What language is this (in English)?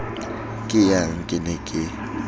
Southern Sotho